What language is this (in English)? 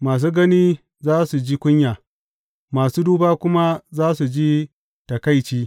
Hausa